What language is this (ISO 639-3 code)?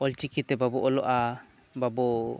sat